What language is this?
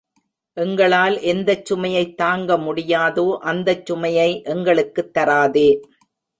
Tamil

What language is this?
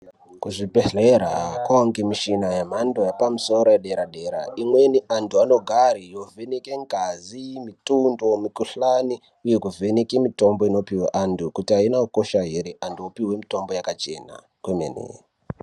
Ndau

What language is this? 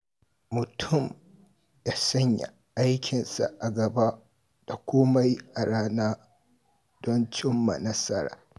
Hausa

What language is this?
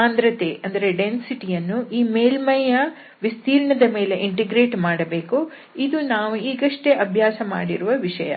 Kannada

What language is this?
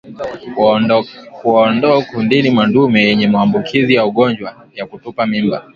Swahili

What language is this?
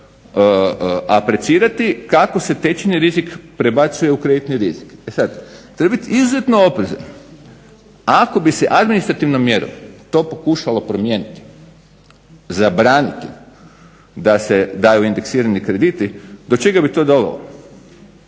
Croatian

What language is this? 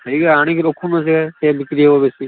Odia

